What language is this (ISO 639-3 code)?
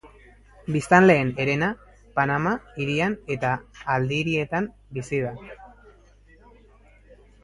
eus